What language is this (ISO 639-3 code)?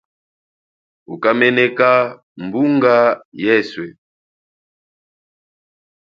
cjk